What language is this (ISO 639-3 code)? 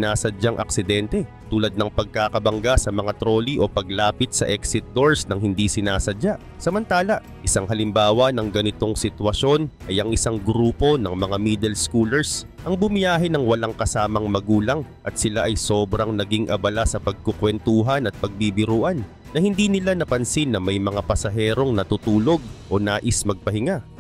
fil